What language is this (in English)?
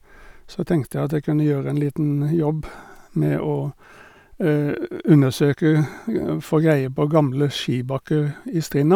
Norwegian